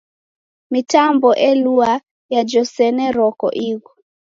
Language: Taita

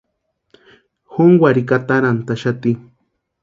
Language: Western Highland Purepecha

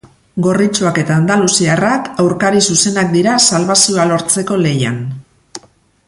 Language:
Basque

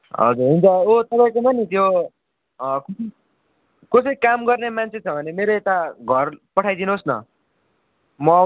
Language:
Nepali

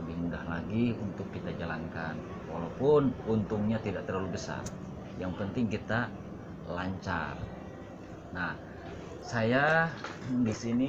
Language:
Indonesian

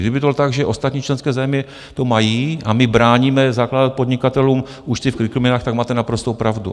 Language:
Czech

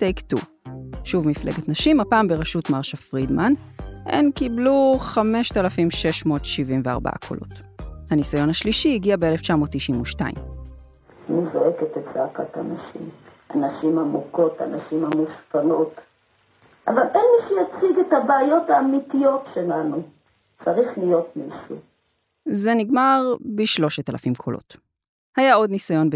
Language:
Hebrew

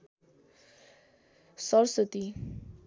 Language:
Nepali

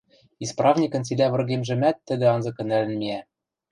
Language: Western Mari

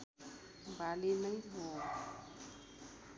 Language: Nepali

